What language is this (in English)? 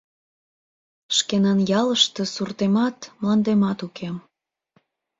Mari